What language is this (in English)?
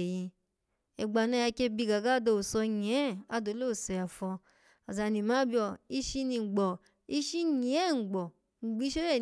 Alago